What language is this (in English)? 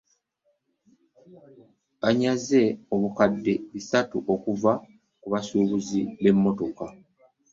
Ganda